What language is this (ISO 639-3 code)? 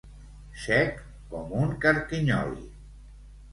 cat